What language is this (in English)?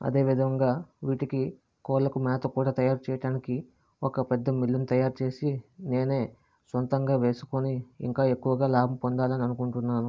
Telugu